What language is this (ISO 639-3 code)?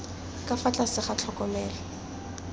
tsn